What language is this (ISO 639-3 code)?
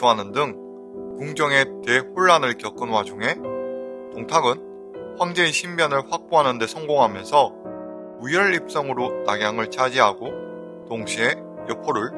kor